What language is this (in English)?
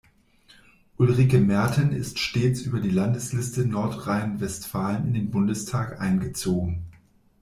German